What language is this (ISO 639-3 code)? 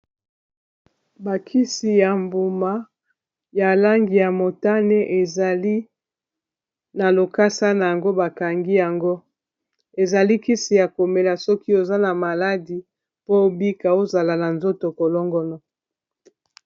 lin